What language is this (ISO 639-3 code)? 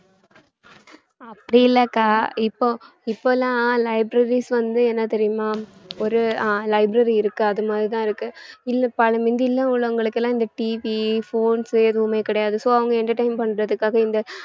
tam